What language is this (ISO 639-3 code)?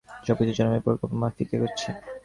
ben